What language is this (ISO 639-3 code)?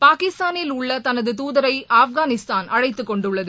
tam